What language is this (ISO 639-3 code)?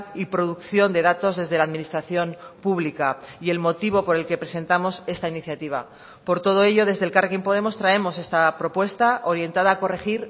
spa